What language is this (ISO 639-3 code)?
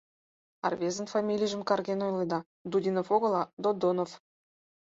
chm